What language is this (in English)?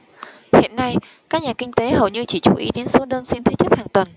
Vietnamese